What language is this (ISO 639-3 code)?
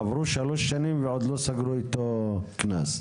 heb